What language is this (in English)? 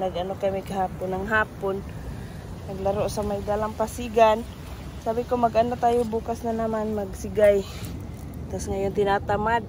Filipino